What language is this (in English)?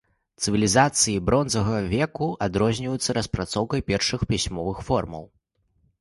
Belarusian